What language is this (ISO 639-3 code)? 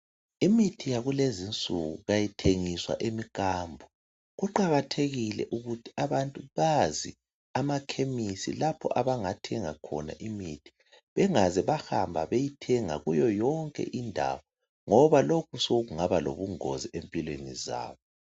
nde